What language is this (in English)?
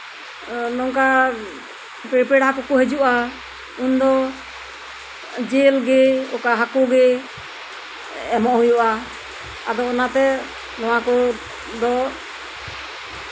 Santali